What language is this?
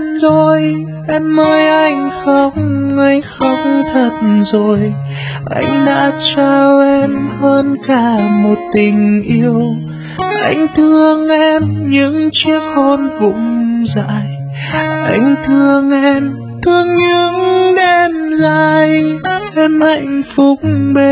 Vietnamese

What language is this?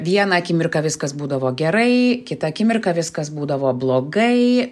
Lithuanian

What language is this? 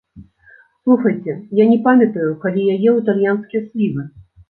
Belarusian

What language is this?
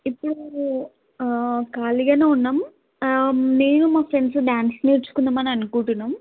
Telugu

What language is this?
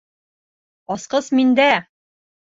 Bashkir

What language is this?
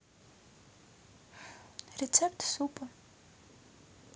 Russian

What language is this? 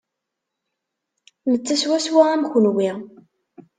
Kabyle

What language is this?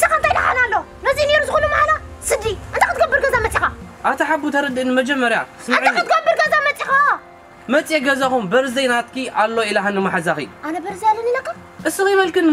Arabic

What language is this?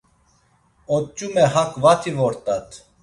Laz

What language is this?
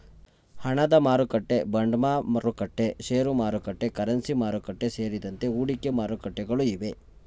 Kannada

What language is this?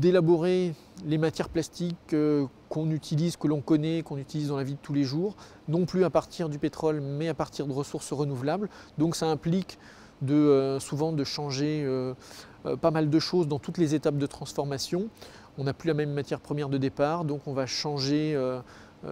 French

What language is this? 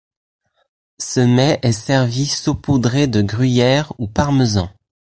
French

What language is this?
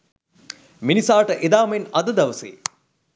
Sinhala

